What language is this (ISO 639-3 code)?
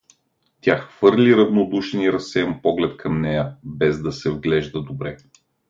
bul